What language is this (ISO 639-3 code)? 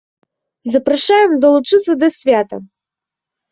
bel